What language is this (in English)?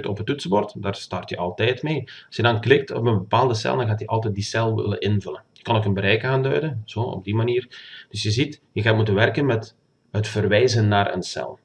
Dutch